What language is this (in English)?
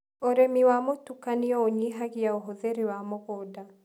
Kikuyu